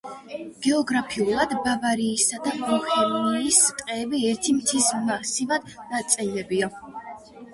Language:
Georgian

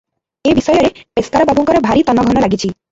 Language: Odia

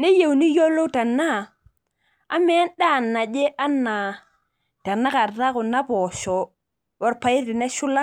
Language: Masai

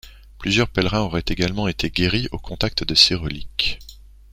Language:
French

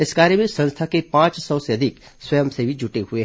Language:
Hindi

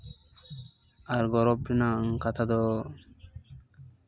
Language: Santali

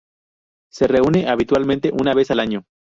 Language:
Spanish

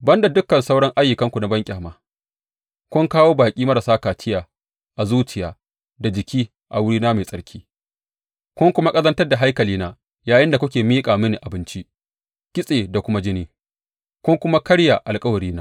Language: Hausa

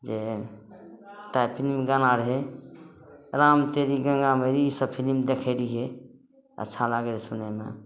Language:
Maithili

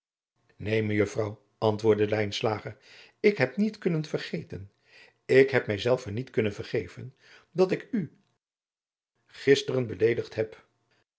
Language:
Dutch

